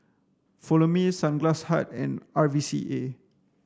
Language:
English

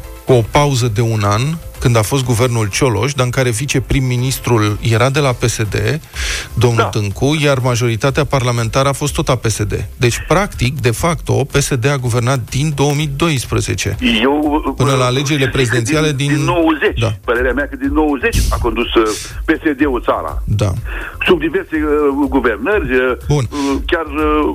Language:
Romanian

